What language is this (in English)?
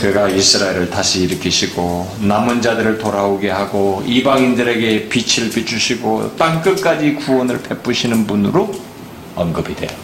Korean